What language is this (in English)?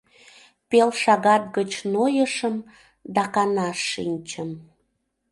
Mari